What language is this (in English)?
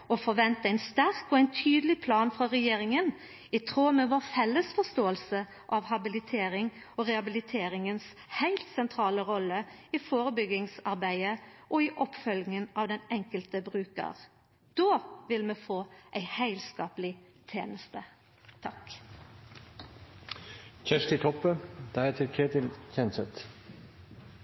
Norwegian Nynorsk